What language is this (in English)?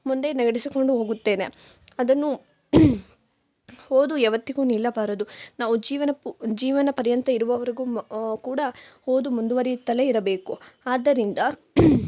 Kannada